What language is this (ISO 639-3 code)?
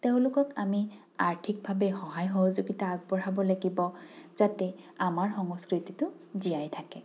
asm